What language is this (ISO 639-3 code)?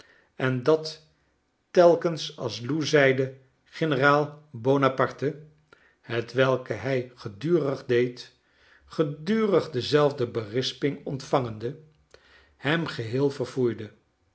nld